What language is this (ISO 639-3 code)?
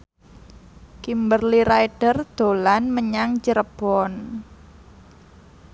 jav